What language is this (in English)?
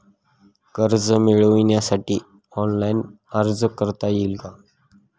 Marathi